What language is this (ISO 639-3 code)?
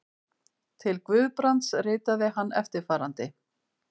isl